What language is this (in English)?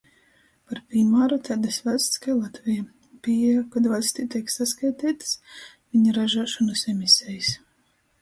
Latgalian